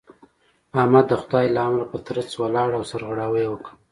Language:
Pashto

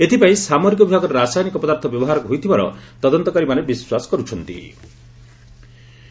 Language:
Odia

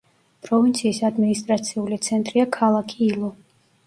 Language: Georgian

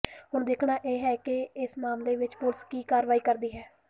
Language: Punjabi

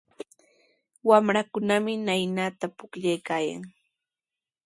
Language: Sihuas Ancash Quechua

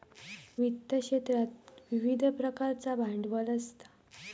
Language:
Marathi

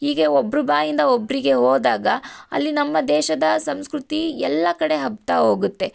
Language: Kannada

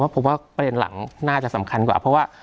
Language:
Thai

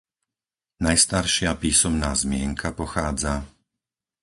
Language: Slovak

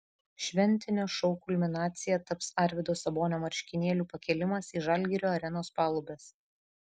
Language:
Lithuanian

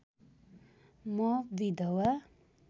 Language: Nepali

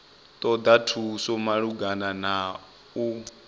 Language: Venda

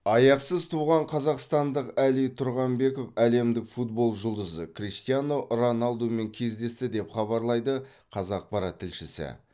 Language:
Kazakh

